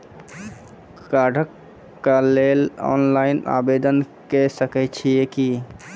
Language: Maithili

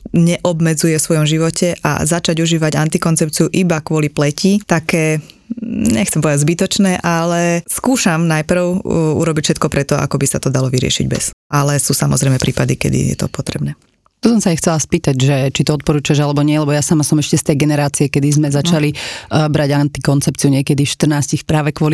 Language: Slovak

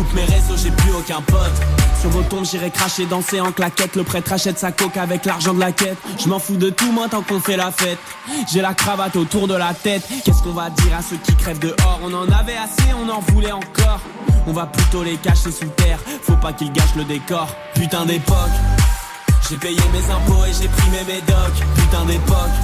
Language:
French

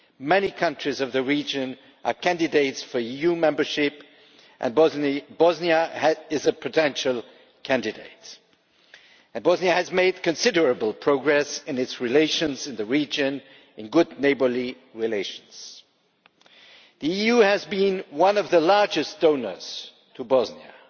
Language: English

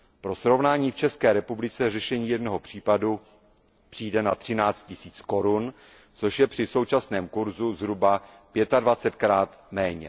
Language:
Czech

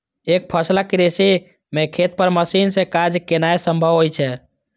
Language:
Maithili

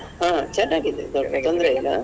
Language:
Kannada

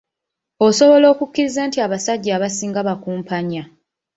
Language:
Ganda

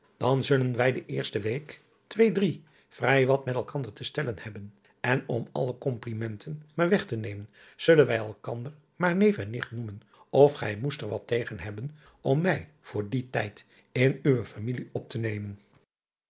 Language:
Dutch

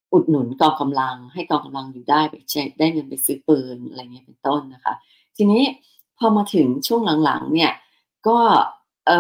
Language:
Thai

